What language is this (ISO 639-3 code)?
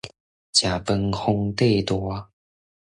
nan